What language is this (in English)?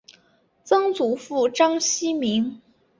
Chinese